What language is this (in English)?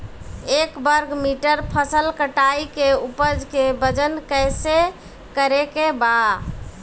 Bhojpuri